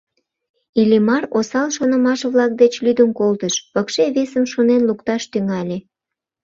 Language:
Mari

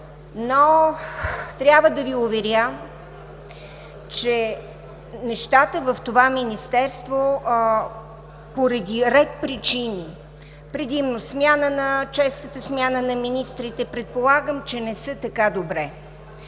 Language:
Bulgarian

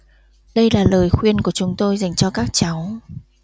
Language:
Vietnamese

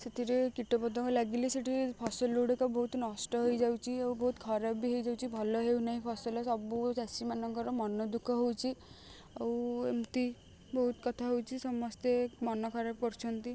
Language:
Odia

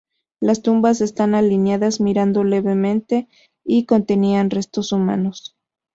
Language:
Spanish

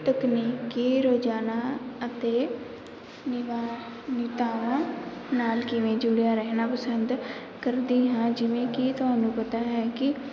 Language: Punjabi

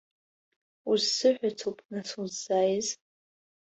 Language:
Abkhazian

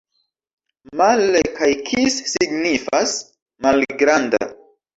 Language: Esperanto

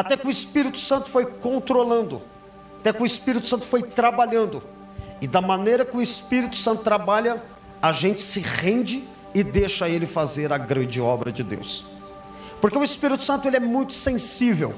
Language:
Portuguese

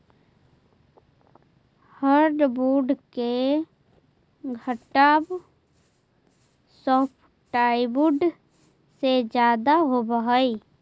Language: Magahi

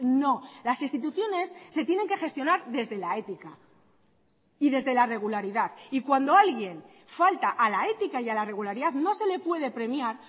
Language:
Spanish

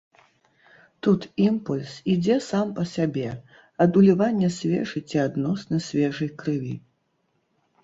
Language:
Belarusian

